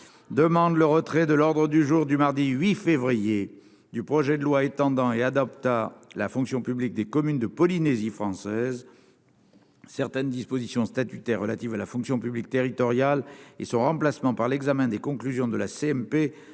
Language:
French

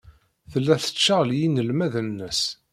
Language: Kabyle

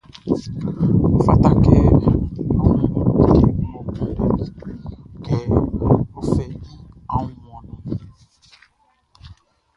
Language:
Baoulé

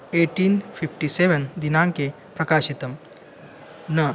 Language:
Sanskrit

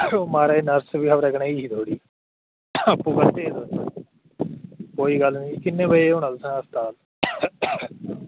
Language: Dogri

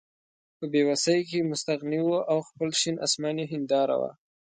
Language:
Pashto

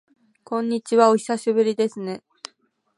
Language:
Japanese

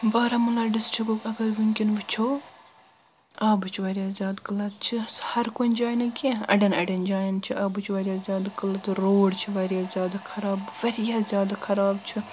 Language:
Kashmiri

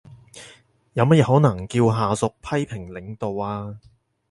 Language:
Cantonese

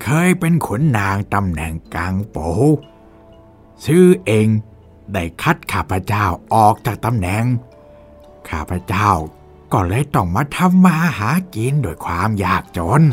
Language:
Thai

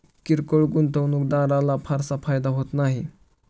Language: Marathi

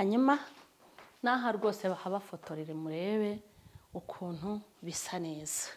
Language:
Turkish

